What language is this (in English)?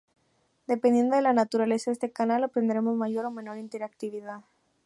Spanish